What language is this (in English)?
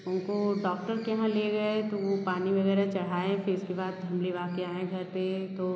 Hindi